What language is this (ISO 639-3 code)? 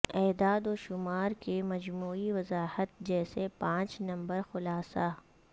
urd